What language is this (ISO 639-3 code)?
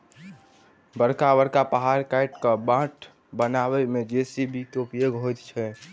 mai